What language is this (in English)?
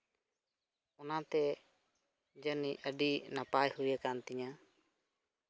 Santali